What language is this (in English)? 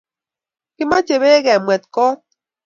Kalenjin